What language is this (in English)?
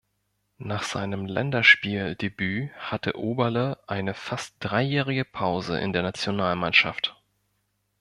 German